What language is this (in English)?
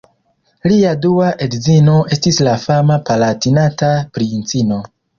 Esperanto